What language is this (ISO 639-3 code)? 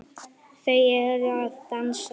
isl